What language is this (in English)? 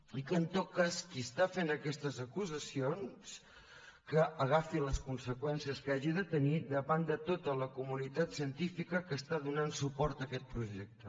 Catalan